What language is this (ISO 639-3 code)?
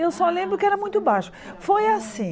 por